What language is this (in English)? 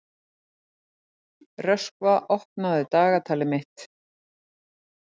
Icelandic